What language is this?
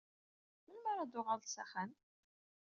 Kabyle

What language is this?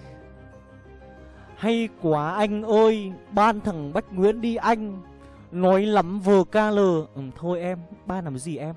Vietnamese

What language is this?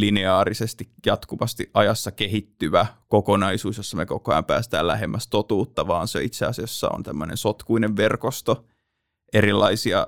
Finnish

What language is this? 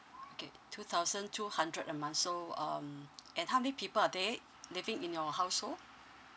English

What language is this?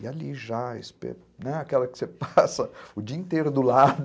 Portuguese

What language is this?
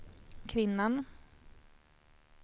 Swedish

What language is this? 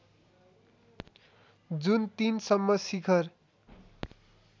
Nepali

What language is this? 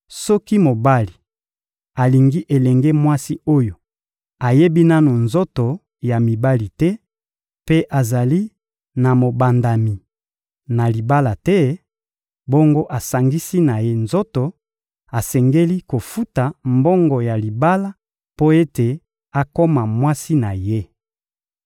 Lingala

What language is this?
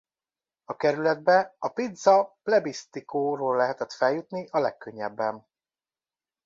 Hungarian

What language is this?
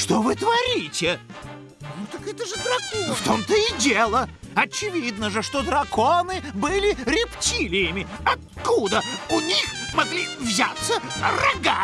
Russian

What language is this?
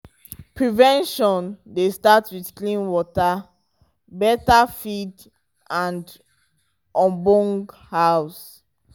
Nigerian Pidgin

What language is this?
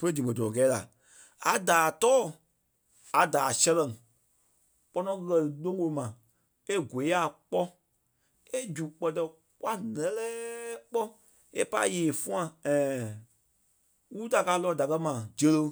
Kpelle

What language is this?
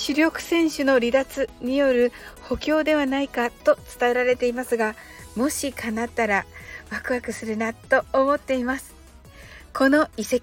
Japanese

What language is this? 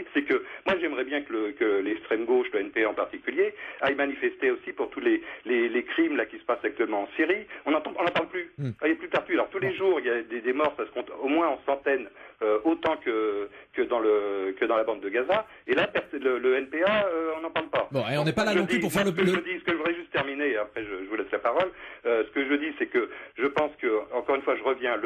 French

